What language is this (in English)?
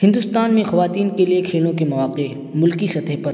Urdu